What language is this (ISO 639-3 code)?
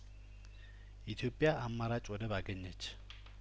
amh